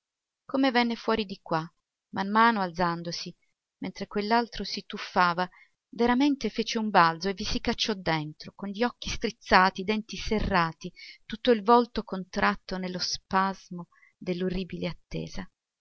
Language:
Italian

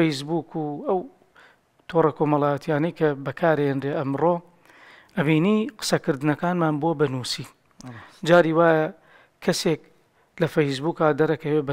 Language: Arabic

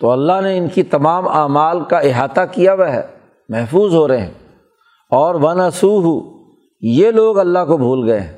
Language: Urdu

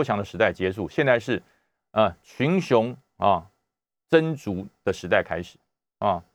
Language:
Chinese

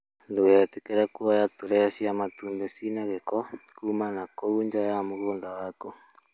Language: Kikuyu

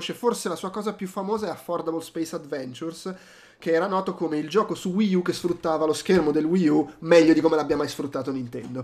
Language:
Italian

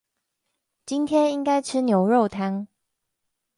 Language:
Chinese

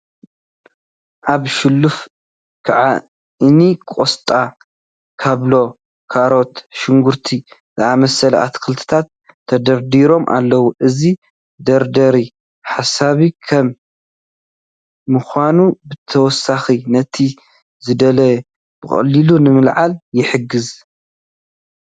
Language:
Tigrinya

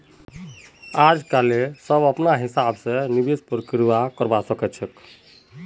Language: Magahi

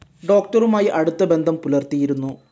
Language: Malayalam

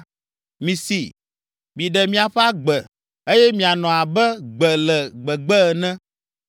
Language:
Ewe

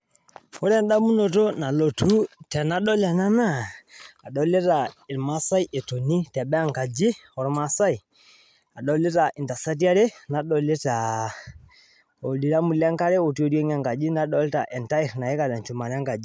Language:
Masai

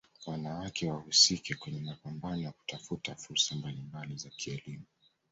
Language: Swahili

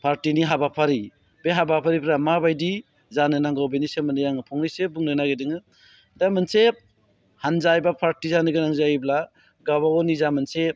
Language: Bodo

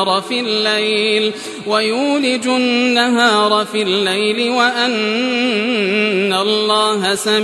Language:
Arabic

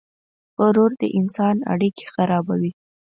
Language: Pashto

